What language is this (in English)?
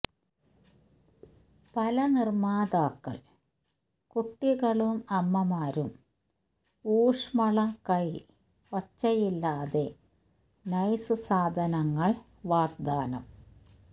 Malayalam